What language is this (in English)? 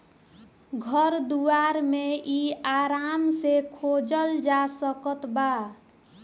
Bhojpuri